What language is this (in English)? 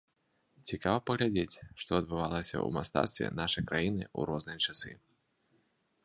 Belarusian